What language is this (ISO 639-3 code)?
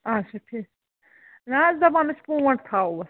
kas